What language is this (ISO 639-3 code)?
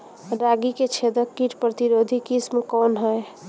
bho